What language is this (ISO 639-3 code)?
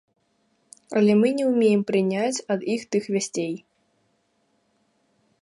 bel